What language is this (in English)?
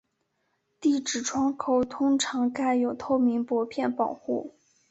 Chinese